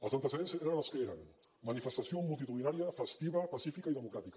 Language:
Catalan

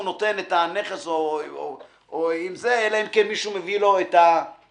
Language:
Hebrew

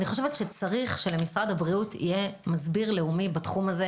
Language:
Hebrew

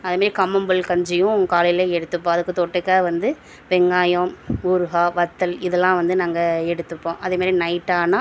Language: Tamil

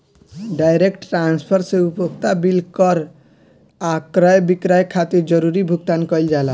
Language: Bhojpuri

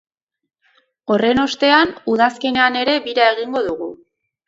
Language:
Basque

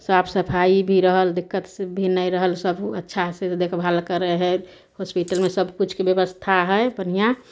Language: Maithili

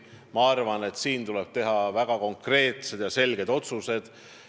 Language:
Estonian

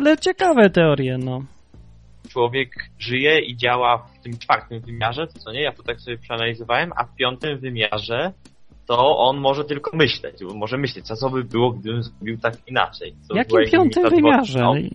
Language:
Polish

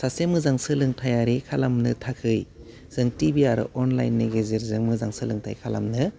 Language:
Bodo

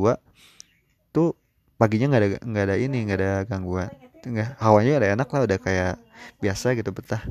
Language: Indonesian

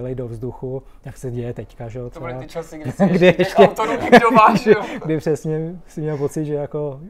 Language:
Czech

